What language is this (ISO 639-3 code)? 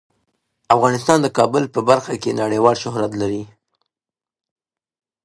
pus